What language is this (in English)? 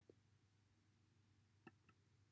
Welsh